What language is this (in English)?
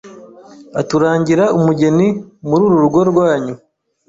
Kinyarwanda